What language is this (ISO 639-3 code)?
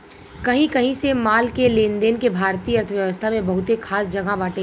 bho